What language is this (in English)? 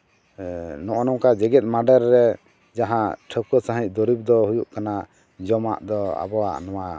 Santali